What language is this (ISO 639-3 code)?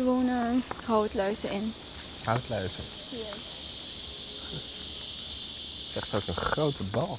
nld